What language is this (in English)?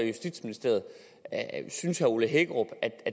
Danish